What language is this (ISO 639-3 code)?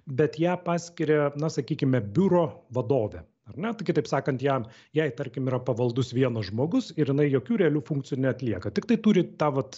lit